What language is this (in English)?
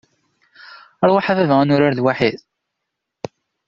Kabyle